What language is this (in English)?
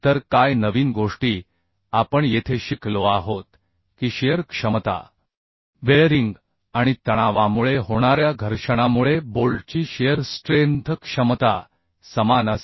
Marathi